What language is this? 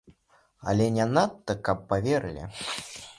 Belarusian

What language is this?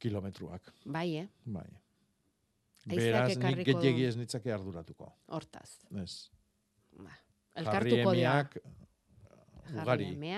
Spanish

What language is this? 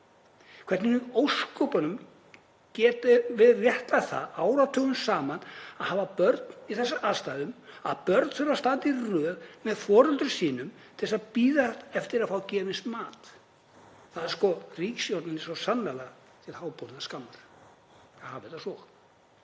Icelandic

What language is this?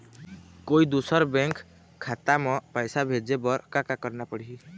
Chhattisgarhi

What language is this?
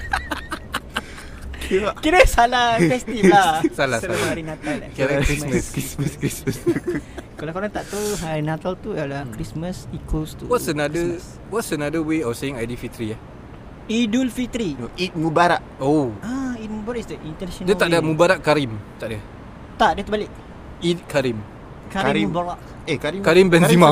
Malay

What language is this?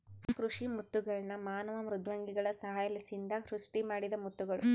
Kannada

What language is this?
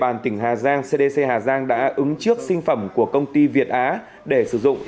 Vietnamese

